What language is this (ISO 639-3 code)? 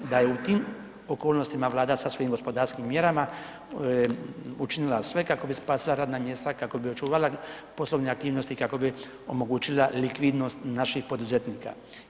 hrv